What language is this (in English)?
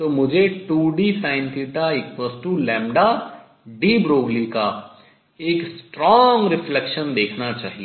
Hindi